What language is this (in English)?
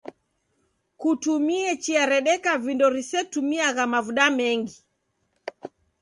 Taita